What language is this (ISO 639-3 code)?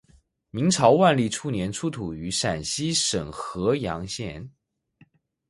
zho